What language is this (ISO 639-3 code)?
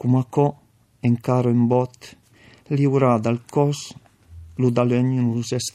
ita